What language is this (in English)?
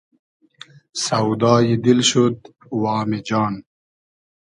Hazaragi